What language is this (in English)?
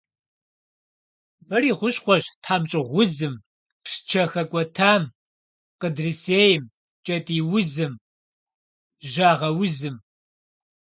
Kabardian